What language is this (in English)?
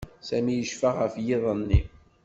Kabyle